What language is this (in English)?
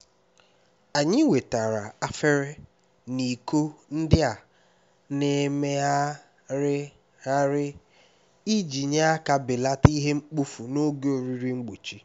Igbo